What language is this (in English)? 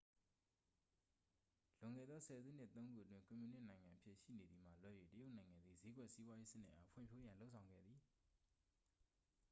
Burmese